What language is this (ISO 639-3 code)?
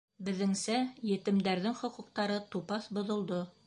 bak